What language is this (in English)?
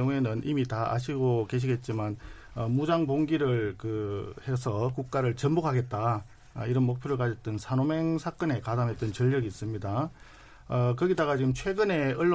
Korean